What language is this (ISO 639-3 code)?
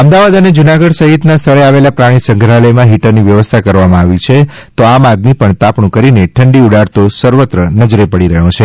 guj